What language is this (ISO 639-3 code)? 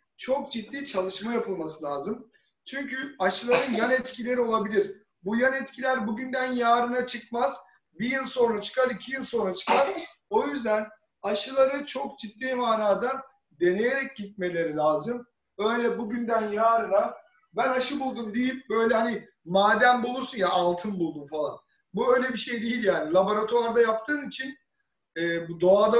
tur